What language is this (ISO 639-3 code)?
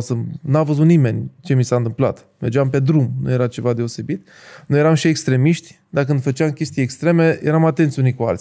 ron